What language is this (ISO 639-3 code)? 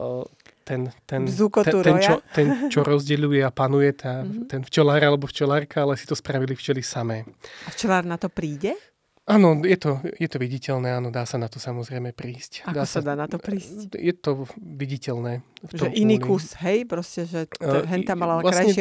slk